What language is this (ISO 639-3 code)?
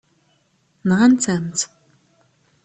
kab